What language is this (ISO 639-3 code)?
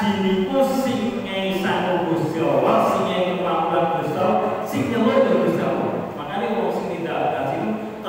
ind